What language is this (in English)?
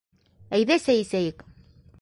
Bashkir